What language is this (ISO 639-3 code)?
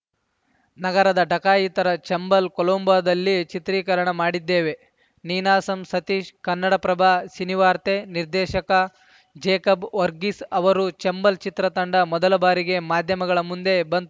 kan